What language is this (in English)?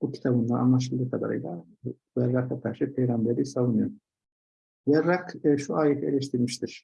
Turkish